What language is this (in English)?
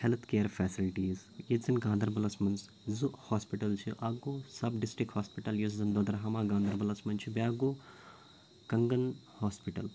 Kashmiri